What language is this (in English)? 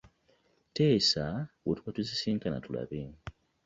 Ganda